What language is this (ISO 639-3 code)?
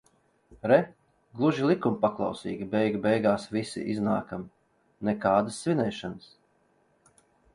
lav